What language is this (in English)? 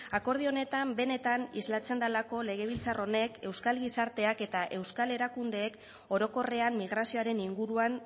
Basque